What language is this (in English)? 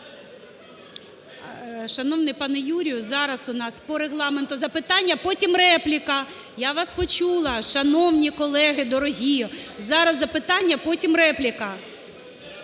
Ukrainian